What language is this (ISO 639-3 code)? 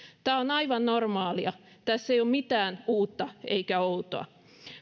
fin